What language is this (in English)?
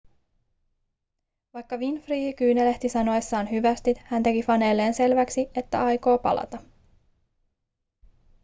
Finnish